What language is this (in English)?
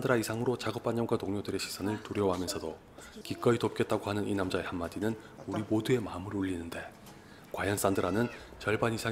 Korean